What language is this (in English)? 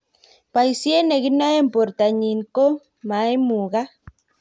Kalenjin